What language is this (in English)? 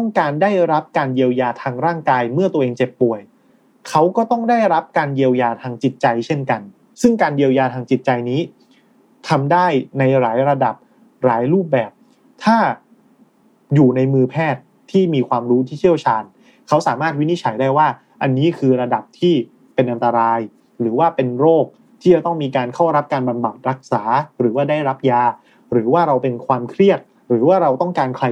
Thai